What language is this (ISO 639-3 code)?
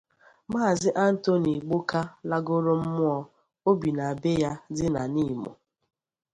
ibo